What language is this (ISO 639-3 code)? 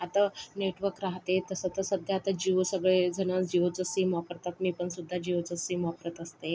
mar